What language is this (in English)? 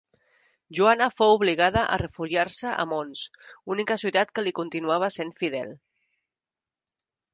Catalan